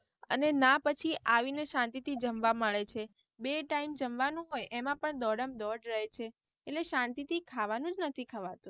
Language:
Gujarati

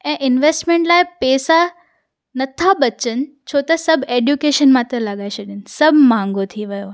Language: Sindhi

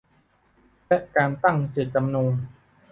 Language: Thai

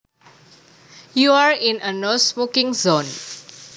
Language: Javanese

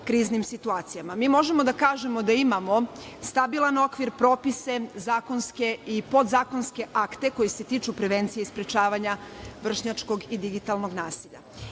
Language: Serbian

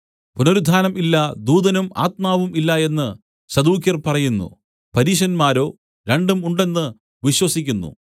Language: Malayalam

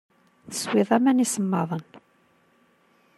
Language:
Kabyle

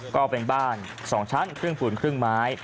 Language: Thai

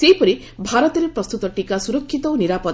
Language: Odia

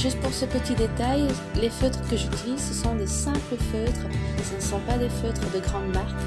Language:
French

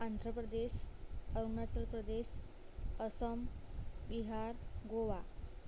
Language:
Gujarati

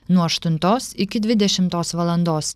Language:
Lithuanian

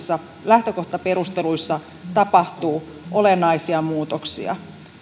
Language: Finnish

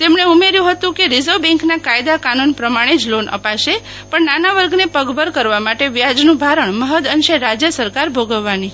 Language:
Gujarati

